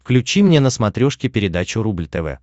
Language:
Russian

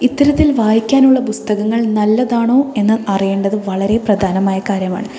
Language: Malayalam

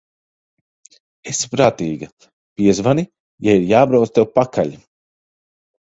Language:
Latvian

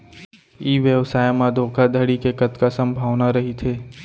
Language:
Chhattisgarhi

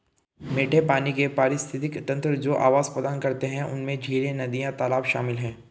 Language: Hindi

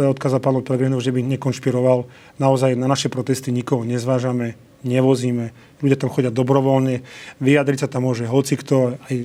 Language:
Slovak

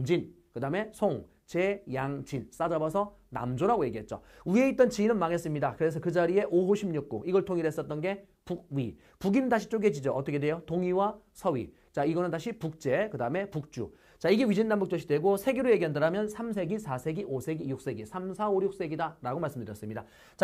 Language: Korean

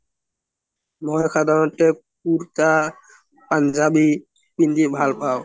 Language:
Assamese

